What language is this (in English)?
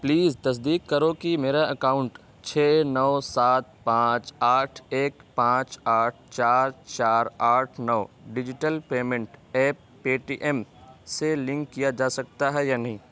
Urdu